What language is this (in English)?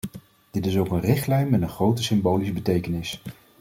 Dutch